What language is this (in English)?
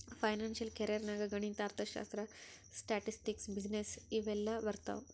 Kannada